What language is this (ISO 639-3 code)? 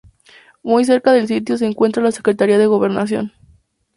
spa